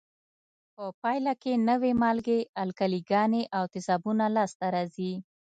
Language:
Pashto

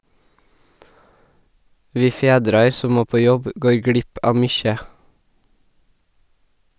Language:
Norwegian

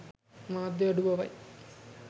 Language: Sinhala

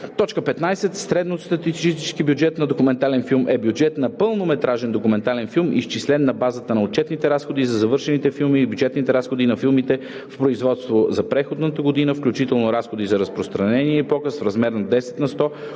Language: Bulgarian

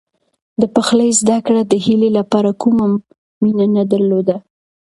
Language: Pashto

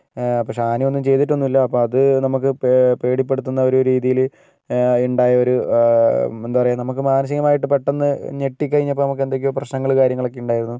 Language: Malayalam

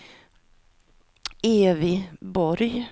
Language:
Swedish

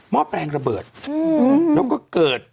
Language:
Thai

